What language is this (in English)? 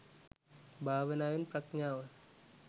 Sinhala